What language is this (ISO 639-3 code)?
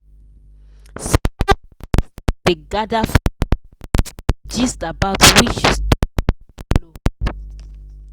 pcm